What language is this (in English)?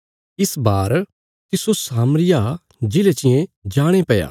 Bilaspuri